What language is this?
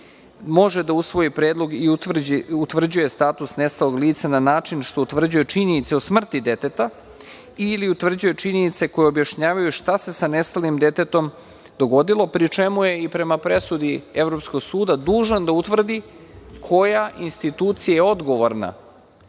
Serbian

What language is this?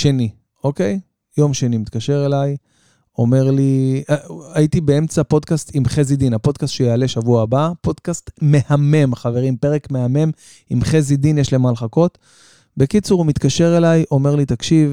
Hebrew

